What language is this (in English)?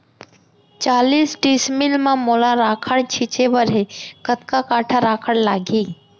Chhattisgarhi